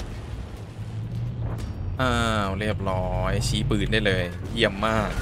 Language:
Thai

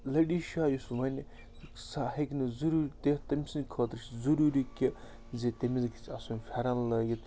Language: Kashmiri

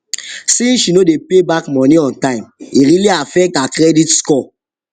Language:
Nigerian Pidgin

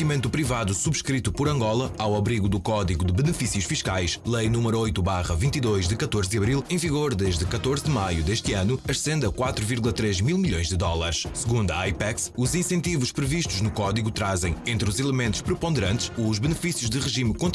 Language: Portuguese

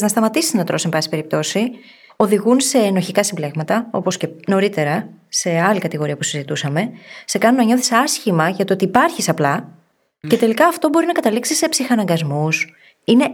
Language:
Greek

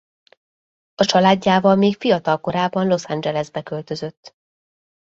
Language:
Hungarian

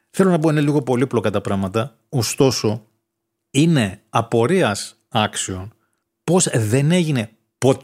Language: Greek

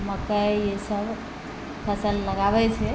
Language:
Maithili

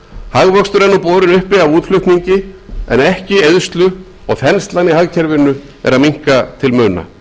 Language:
Icelandic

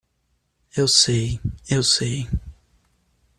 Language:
Portuguese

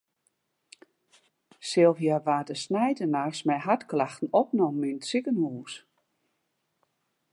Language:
Western Frisian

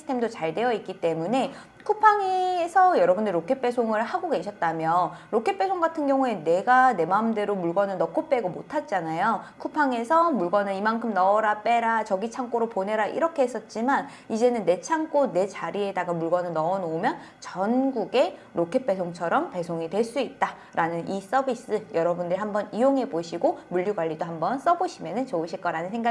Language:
Korean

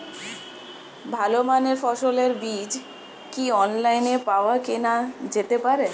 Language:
Bangla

